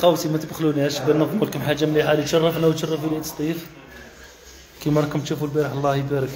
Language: Arabic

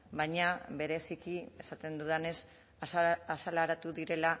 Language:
Basque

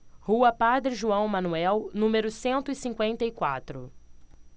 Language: Portuguese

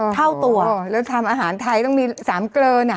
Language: Thai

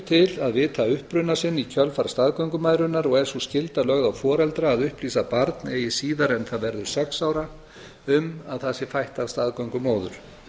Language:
Icelandic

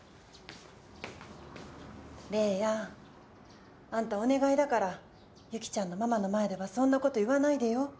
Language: Japanese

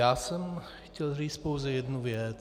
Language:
Czech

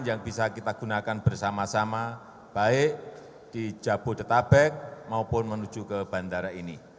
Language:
Indonesian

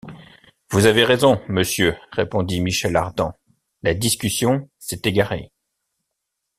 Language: French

